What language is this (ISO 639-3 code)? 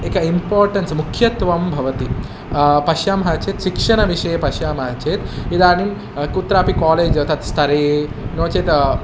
san